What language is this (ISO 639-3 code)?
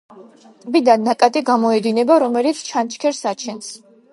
kat